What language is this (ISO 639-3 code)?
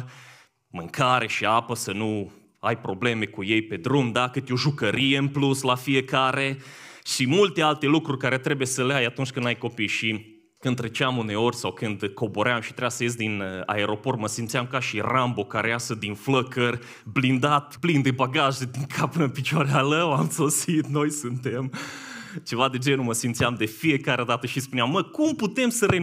ron